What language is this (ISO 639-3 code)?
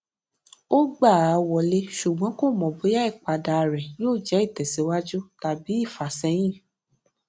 yor